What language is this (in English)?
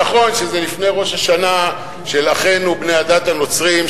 Hebrew